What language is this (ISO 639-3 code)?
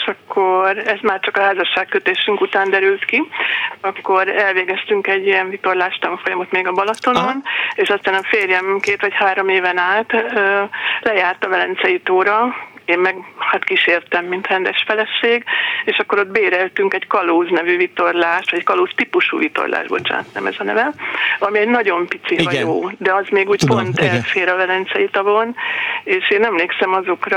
hun